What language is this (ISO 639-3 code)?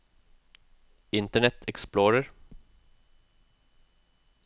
nor